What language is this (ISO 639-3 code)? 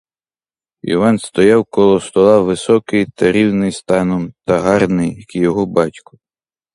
ukr